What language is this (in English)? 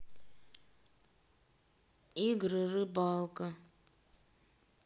Russian